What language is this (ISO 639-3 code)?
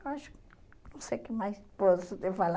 por